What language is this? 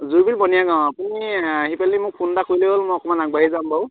Assamese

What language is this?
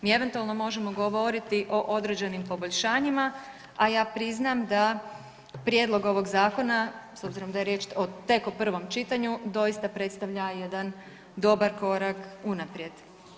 Croatian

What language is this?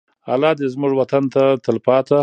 Pashto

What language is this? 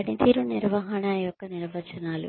Telugu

